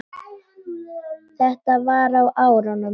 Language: Icelandic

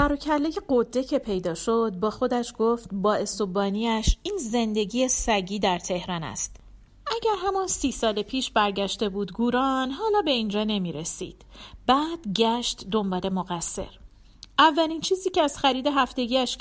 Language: Persian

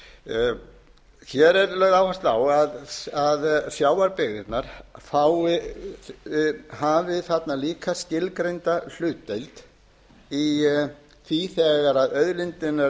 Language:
Icelandic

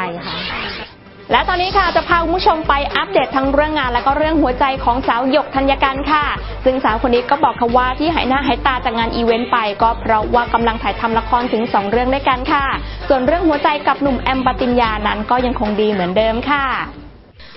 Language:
Thai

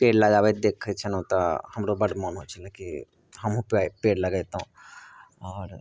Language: Maithili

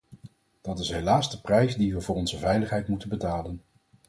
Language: Dutch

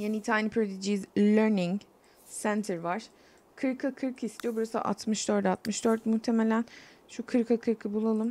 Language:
Turkish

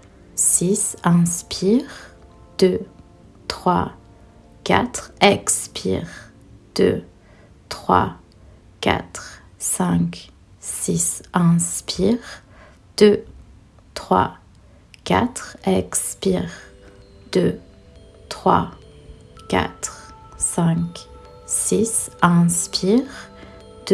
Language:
French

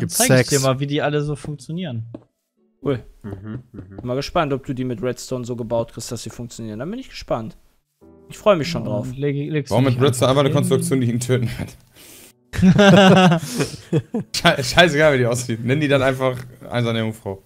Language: German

